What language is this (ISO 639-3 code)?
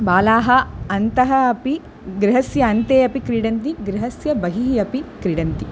san